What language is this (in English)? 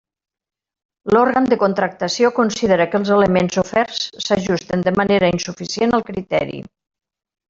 Catalan